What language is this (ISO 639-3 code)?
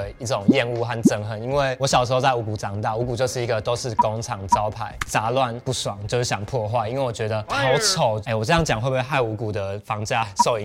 zho